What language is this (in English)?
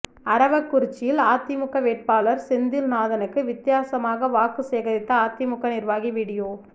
Tamil